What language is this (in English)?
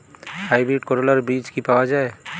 Bangla